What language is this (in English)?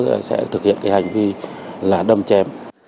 Vietnamese